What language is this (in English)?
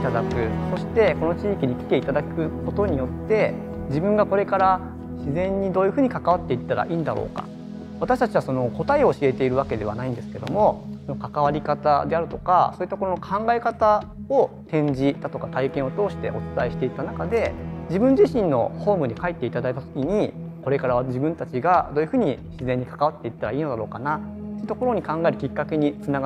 Japanese